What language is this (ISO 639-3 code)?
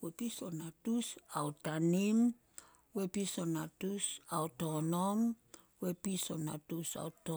sol